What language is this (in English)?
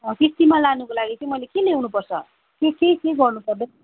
Nepali